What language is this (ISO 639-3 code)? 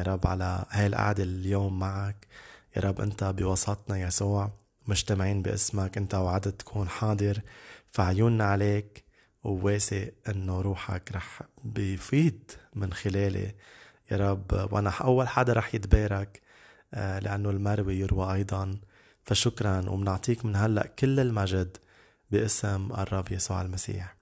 ara